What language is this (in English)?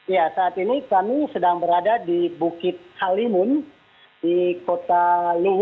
Indonesian